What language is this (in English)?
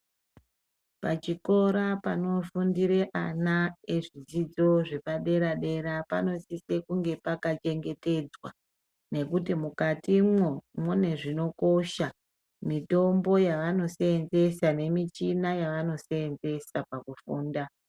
Ndau